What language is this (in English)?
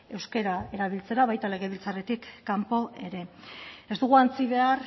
Basque